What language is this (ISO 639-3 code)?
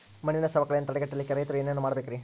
kan